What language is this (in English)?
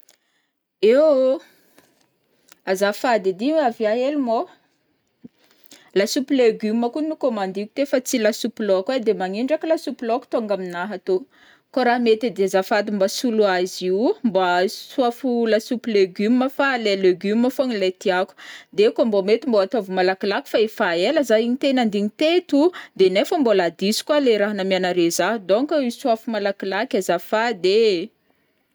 Northern Betsimisaraka Malagasy